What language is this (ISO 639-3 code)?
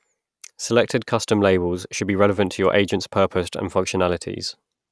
eng